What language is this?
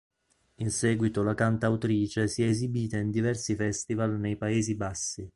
Italian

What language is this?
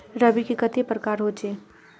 Magahi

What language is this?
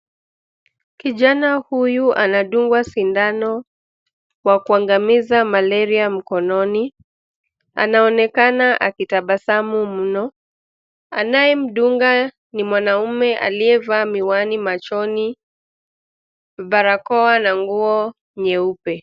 Swahili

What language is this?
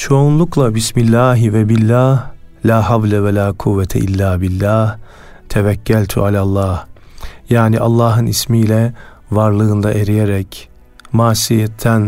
Turkish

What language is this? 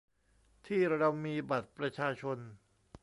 Thai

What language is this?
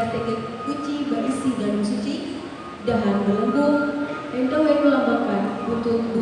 Indonesian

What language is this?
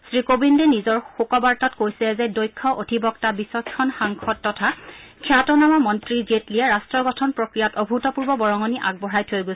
Assamese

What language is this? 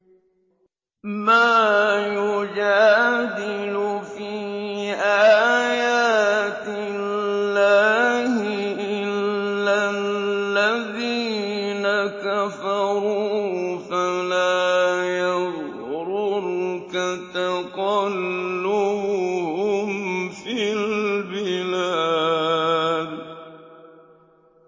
Arabic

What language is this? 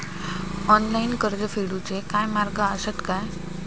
Marathi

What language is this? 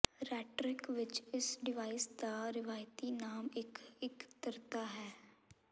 Punjabi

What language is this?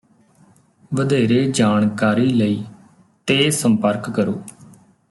Punjabi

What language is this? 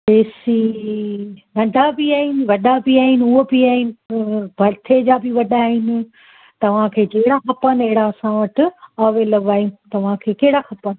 Sindhi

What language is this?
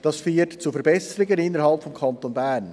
Swiss German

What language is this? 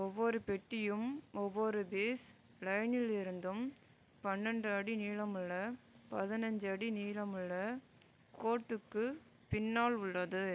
Tamil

